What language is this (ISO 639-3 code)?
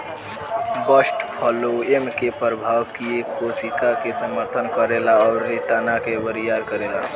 bho